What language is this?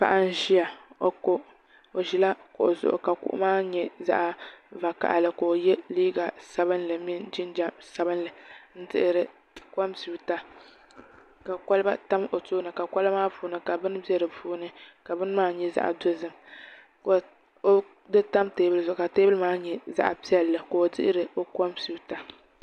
Dagbani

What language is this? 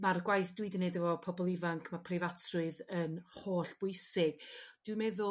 Welsh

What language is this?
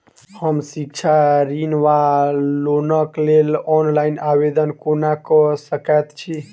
Maithili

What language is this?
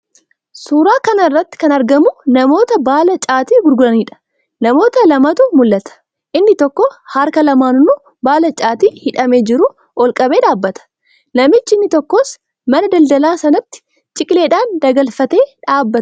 Oromo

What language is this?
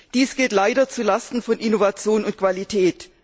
German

